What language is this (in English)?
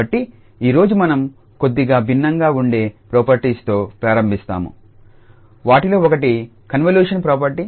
Telugu